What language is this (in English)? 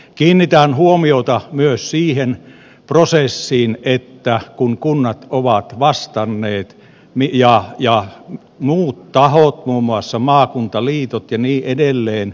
Finnish